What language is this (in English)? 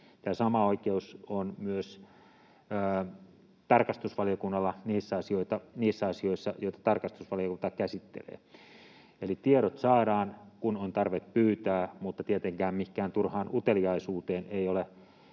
Finnish